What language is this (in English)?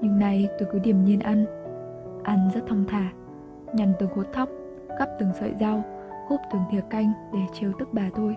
Vietnamese